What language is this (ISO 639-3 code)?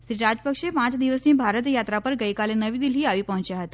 guj